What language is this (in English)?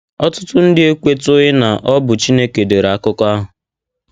Igbo